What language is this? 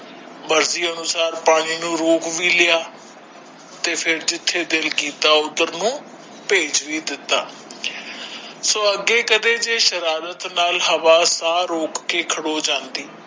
Punjabi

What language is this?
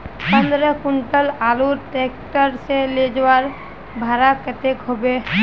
Magahi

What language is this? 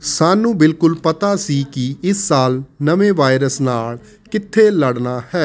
Punjabi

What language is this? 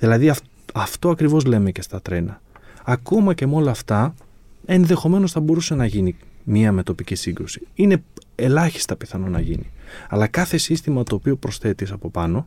Greek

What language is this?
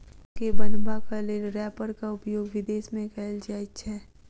Maithili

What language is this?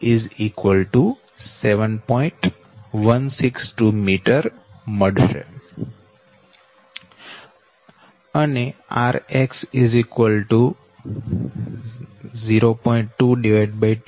Gujarati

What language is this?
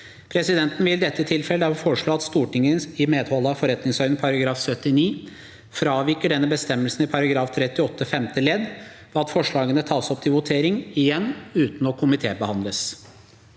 Norwegian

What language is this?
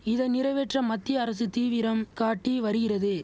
Tamil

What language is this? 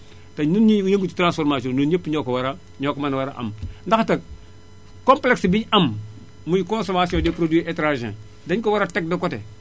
Wolof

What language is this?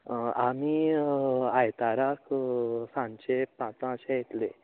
Konkani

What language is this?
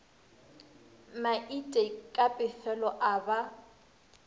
Northern Sotho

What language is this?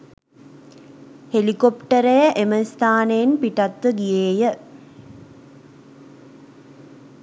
Sinhala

